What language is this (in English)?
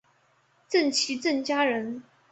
Chinese